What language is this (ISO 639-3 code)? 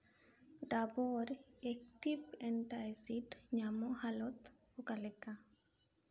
sat